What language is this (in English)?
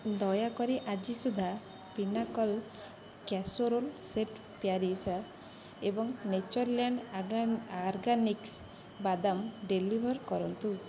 Odia